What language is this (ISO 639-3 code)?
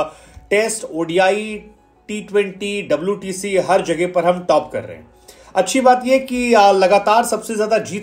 hin